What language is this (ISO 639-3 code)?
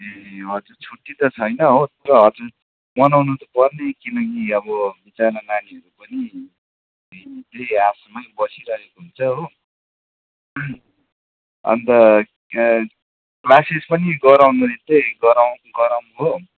nep